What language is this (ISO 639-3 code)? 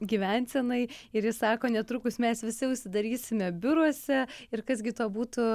lit